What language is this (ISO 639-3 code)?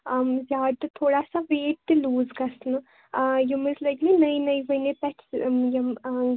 kas